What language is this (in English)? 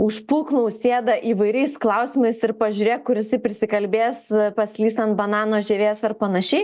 Lithuanian